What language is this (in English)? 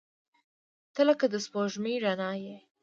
Pashto